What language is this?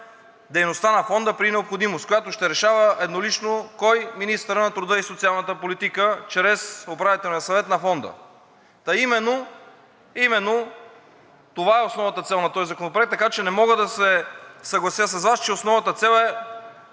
Bulgarian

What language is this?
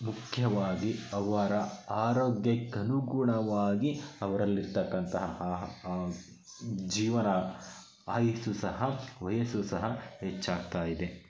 Kannada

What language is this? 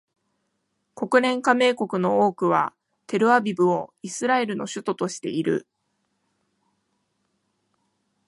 Japanese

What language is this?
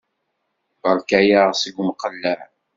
Kabyle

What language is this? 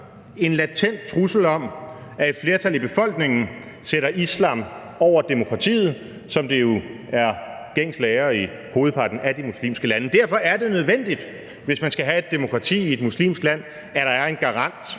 Danish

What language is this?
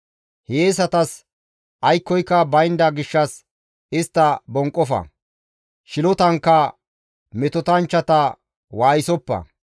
Gamo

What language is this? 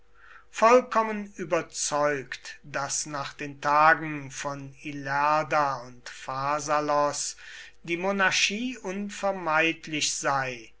German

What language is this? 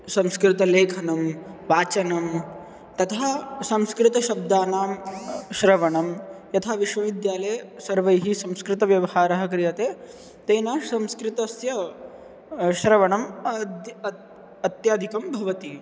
Sanskrit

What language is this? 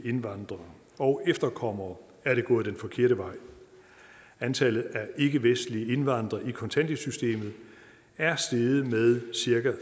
Danish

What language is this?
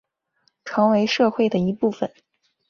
Chinese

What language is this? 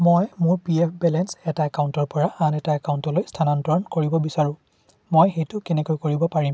Assamese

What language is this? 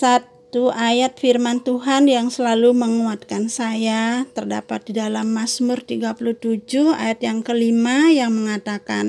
Indonesian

